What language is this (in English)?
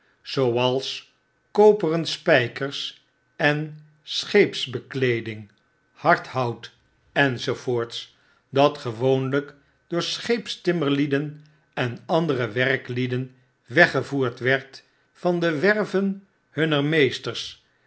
Dutch